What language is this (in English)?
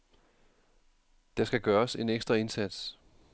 Danish